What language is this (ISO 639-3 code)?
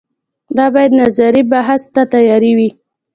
pus